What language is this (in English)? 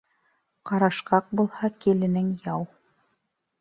Bashkir